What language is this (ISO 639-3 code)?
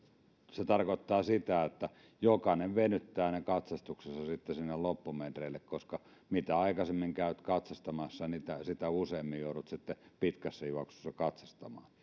fin